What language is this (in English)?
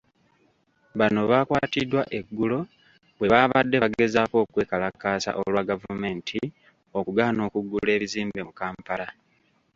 Ganda